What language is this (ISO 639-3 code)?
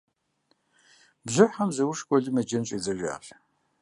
kbd